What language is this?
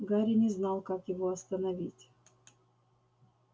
Russian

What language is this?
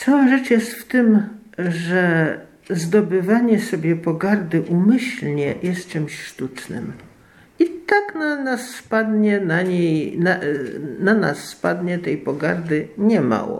Polish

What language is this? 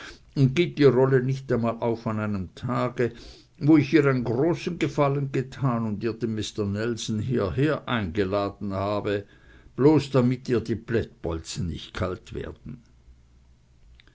German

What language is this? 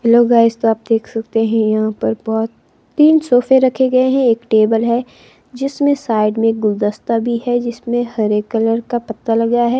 Hindi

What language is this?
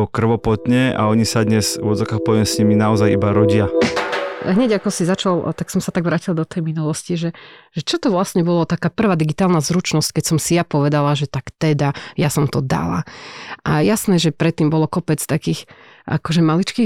Slovak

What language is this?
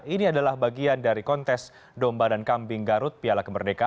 Indonesian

